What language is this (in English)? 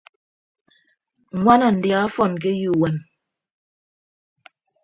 Ibibio